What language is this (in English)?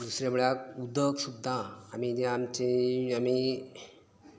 Konkani